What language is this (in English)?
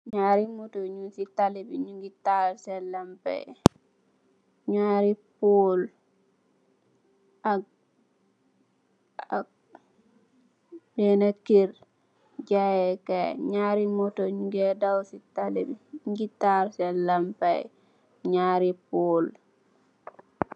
Wolof